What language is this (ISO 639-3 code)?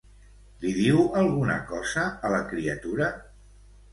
cat